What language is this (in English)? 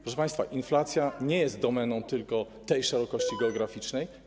Polish